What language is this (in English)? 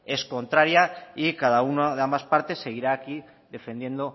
Spanish